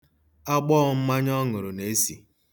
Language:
Igbo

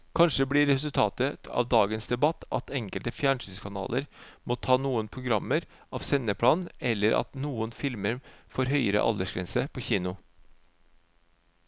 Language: Norwegian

